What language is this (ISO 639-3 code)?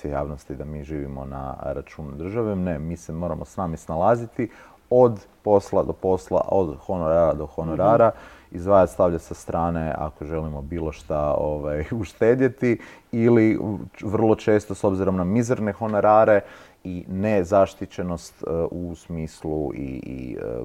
hrv